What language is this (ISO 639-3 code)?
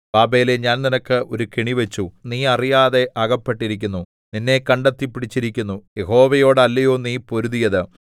mal